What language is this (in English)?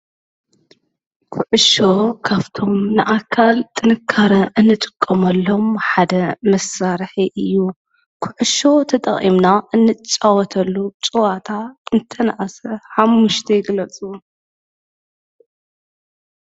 Tigrinya